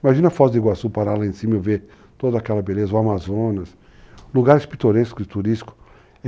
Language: Portuguese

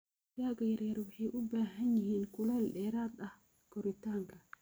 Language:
Somali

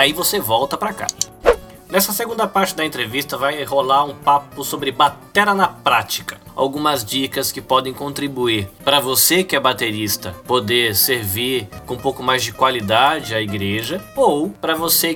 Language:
Portuguese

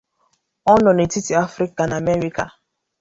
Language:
Igbo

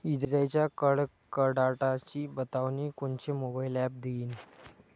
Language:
Marathi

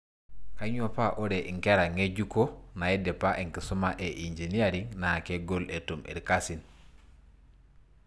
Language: Masai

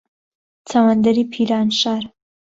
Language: Central Kurdish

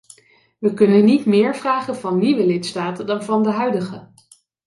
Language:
Dutch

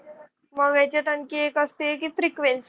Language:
Marathi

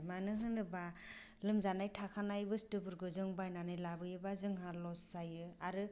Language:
Bodo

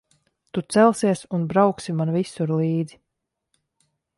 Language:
Latvian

